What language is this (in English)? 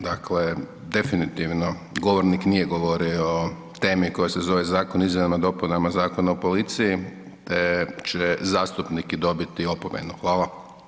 Croatian